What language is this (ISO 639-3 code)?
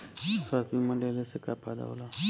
bho